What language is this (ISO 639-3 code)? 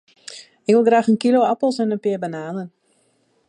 fry